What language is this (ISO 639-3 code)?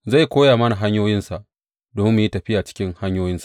hau